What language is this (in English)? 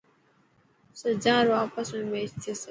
Dhatki